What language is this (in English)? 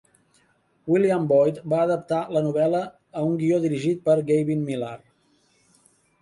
Catalan